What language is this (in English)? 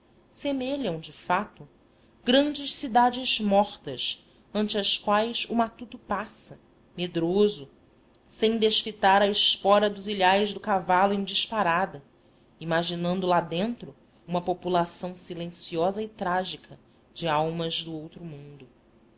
Portuguese